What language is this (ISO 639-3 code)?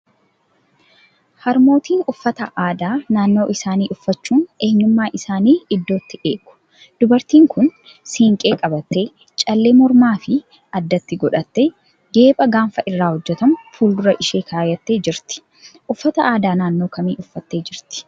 orm